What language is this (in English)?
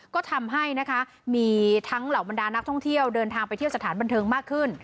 Thai